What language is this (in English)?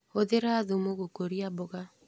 Kikuyu